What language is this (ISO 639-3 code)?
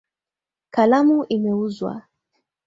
swa